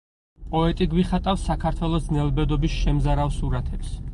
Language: Georgian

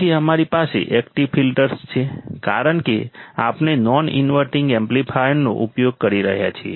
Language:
Gujarati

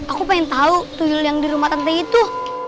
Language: Indonesian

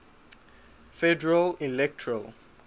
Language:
English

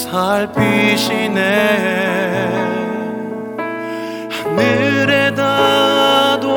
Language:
Korean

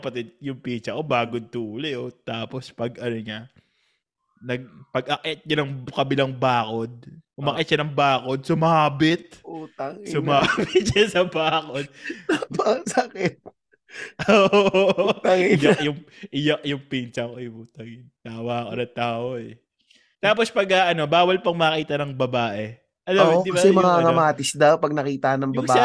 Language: Filipino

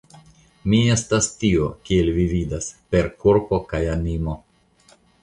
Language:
Esperanto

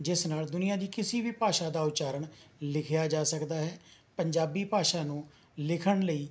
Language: Punjabi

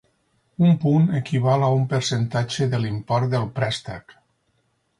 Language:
Catalan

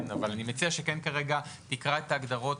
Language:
Hebrew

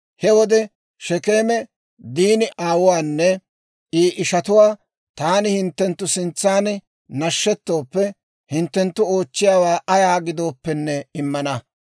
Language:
Dawro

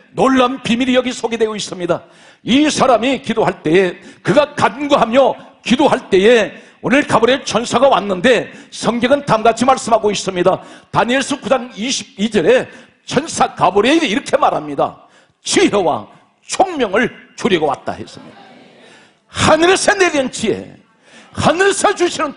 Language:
Korean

